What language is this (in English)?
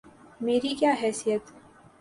Urdu